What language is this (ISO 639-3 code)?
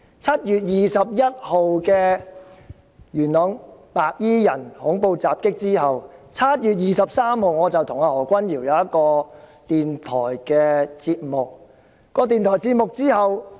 yue